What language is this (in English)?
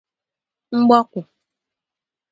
Igbo